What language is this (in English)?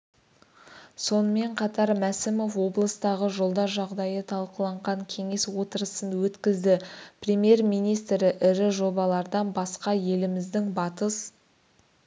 Kazakh